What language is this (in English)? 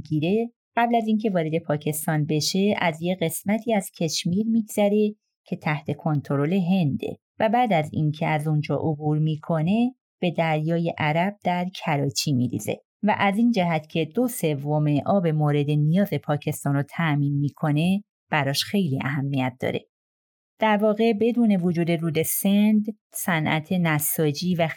Persian